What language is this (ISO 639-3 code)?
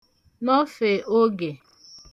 ibo